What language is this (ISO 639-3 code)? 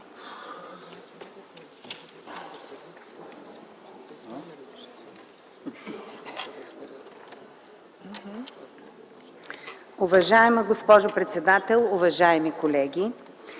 bul